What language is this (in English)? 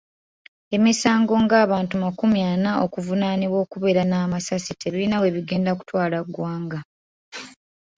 Ganda